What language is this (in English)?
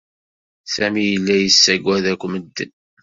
Kabyle